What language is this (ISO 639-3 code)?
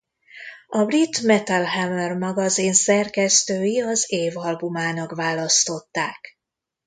hun